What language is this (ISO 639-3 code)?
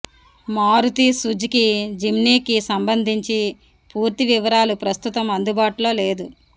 tel